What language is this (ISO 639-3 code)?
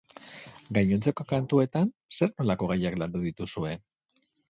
eus